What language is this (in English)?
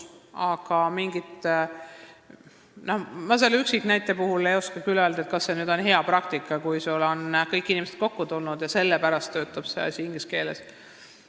Estonian